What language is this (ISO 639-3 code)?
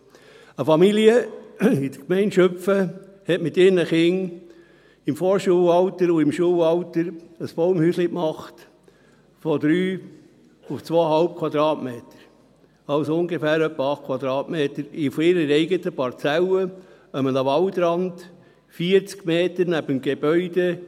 gsw